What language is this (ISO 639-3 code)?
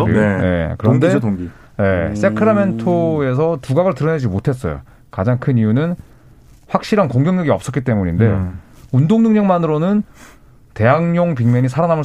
kor